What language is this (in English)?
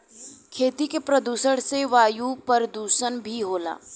Bhojpuri